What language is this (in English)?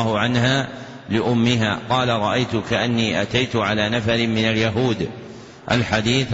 Arabic